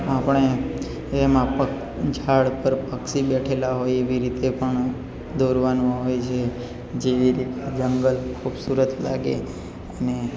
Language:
Gujarati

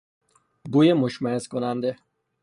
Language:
Persian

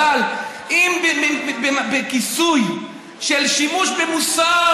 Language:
Hebrew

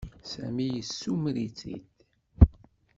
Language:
Kabyle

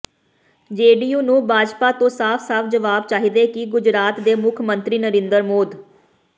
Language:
Punjabi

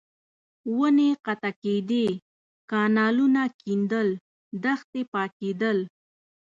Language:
Pashto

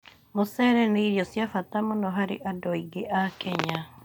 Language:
Kikuyu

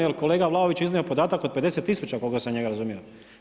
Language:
Croatian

